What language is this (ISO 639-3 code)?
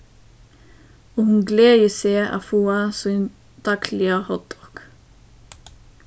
fao